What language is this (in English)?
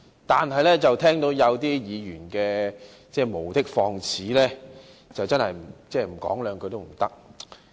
Cantonese